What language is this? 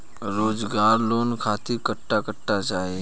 Bhojpuri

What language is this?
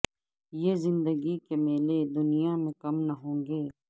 Urdu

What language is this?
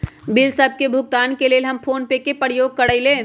Magahi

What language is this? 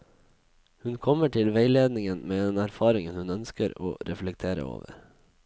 Norwegian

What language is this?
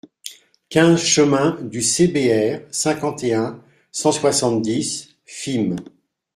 French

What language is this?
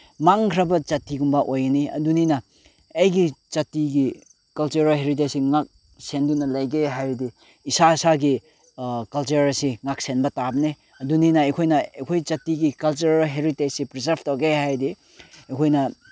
Manipuri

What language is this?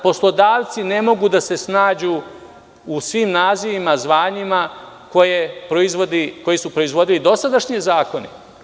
Serbian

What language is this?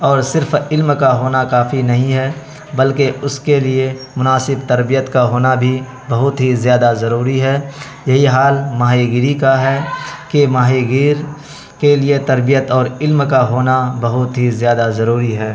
Urdu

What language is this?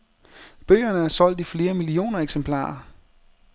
Danish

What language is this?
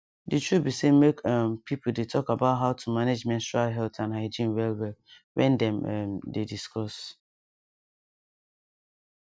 Nigerian Pidgin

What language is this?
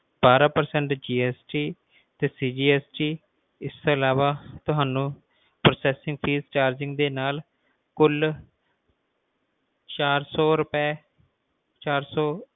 Punjabi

